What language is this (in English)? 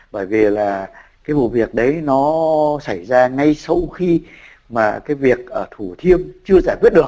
Vietnamese